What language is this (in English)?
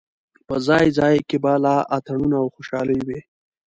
Pashto